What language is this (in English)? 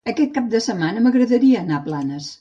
Catalan